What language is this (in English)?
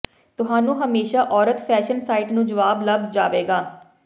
Punjabi